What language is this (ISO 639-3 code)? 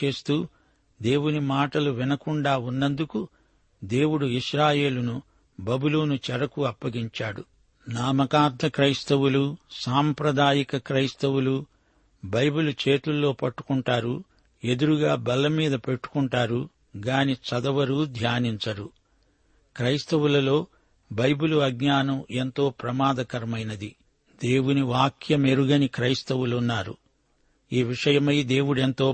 tel